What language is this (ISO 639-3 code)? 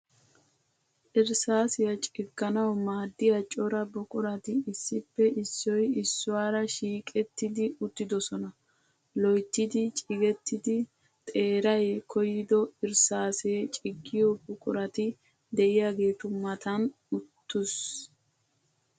wal